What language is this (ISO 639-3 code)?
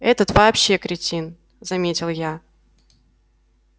rus